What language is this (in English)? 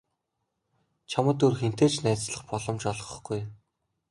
Mongolian